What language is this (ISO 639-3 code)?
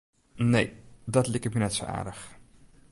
fry